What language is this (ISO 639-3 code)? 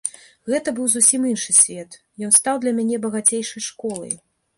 bel